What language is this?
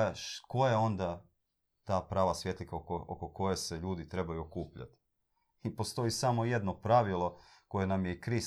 Croatian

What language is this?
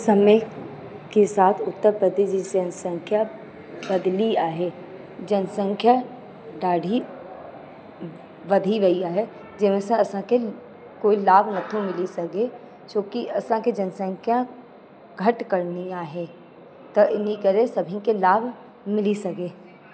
Sindhi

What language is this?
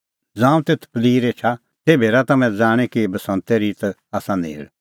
Kullu Pahari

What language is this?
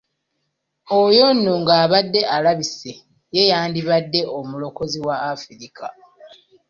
Ganda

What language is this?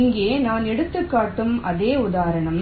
Tamil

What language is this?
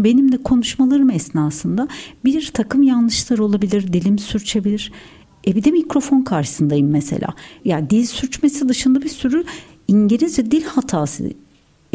Turkish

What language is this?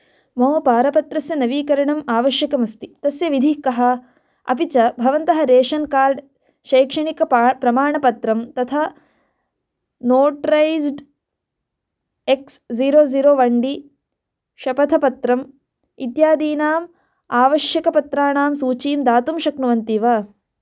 Sanskrit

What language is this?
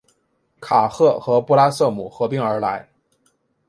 Chinese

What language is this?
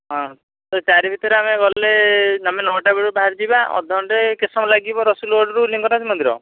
Odia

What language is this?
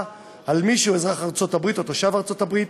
Hebrew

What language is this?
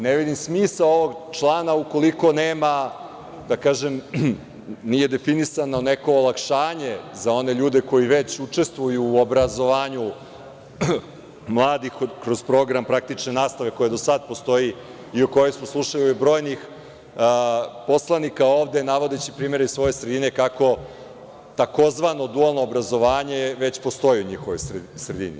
Serbian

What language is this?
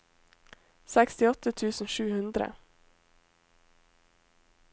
Norwegian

